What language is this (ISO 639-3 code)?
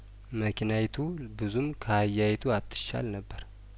amh